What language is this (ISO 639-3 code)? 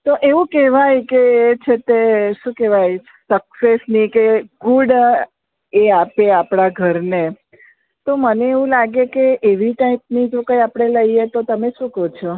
guj